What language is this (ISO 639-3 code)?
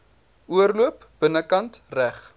afr